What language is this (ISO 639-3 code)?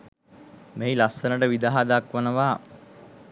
sin